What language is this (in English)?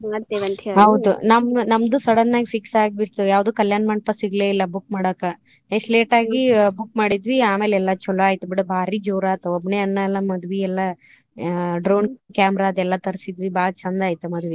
Kannada